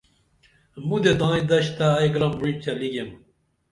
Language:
Dameli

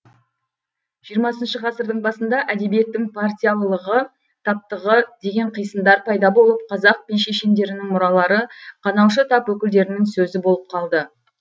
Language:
Kazakh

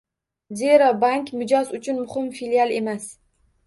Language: Uzbek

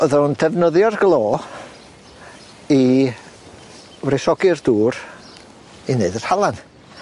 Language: Welsh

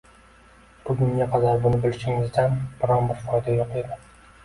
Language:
Uzbek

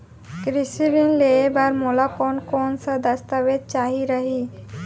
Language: Chhattisgarhi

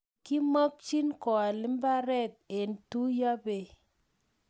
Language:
Kalenjin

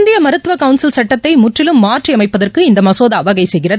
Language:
Tamil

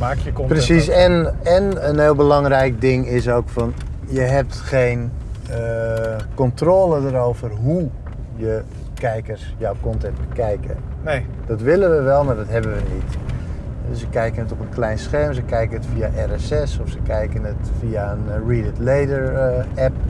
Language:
Dutch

